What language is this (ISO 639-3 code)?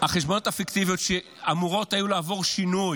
heb